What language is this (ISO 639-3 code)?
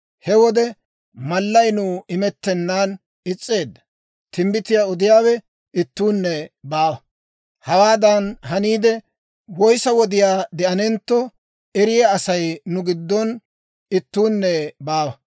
dwr